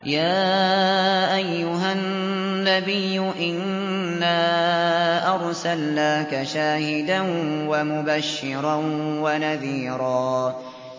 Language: Arabic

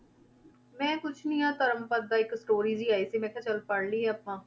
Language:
Punjabi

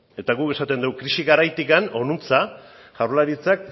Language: Basque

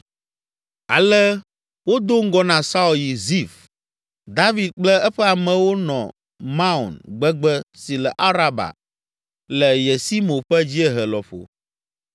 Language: Ewe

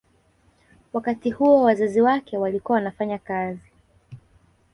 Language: Swahili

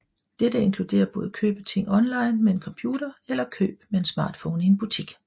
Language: Danish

